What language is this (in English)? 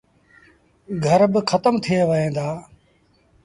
Sindhi Bhil